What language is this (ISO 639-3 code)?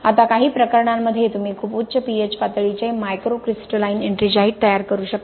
mar